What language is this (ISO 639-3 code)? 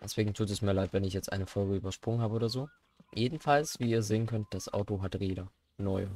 deu